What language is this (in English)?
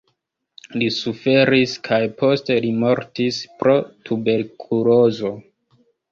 Esperanto